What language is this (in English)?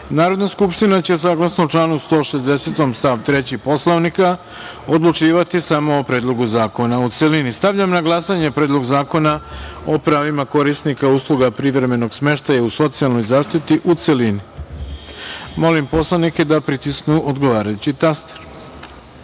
Serbian